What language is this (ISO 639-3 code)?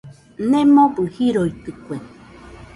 hux